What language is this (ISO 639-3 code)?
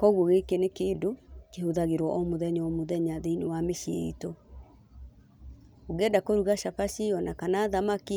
kik